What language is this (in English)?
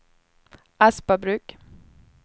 Swedish